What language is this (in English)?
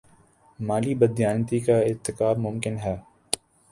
Urdu